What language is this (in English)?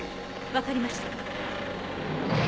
Japanese